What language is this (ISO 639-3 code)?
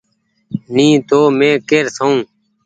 gig